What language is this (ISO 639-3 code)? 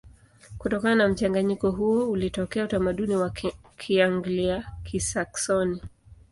swa